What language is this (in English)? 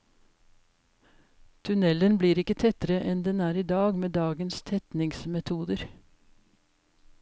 Norwegian